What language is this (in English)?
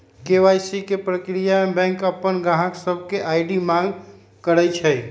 Magahi